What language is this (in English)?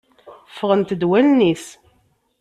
Kabyle